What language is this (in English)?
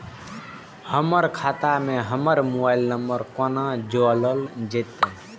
Maithili